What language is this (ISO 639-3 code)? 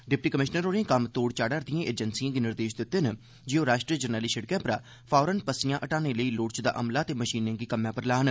doi